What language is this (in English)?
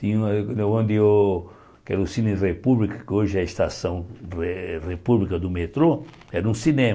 Portuguese